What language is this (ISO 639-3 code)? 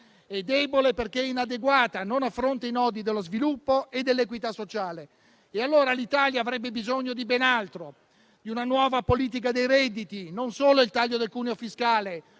ita